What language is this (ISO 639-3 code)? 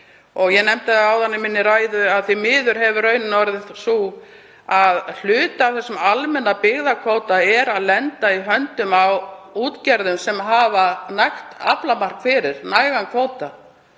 isl